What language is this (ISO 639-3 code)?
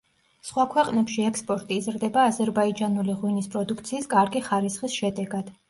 kat